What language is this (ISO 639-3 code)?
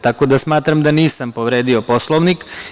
srp